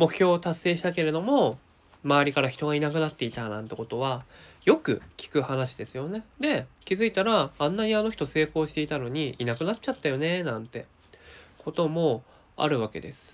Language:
Japanese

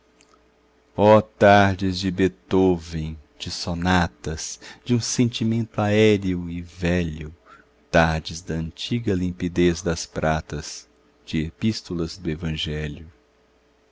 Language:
Portuguese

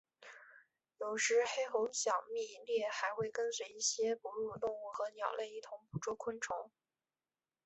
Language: Chinese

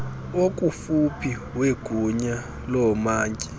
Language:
Xhosa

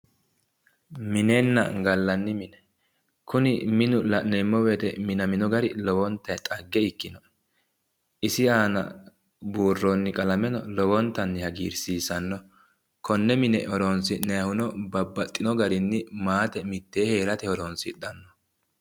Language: Sidamo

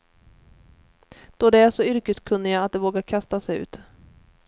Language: Swedish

